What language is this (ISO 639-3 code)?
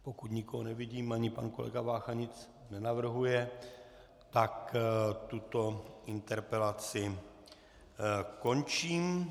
ces